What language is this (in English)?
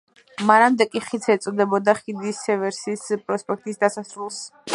Georgian